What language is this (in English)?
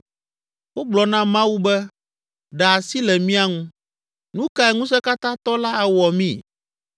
Ewe